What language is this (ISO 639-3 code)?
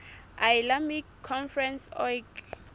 sot